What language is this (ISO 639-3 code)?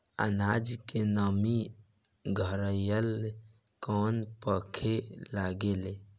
bho